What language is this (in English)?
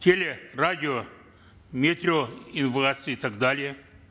Kazakh